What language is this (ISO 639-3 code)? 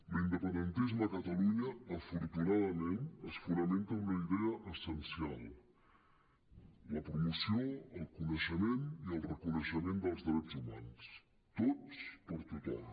cat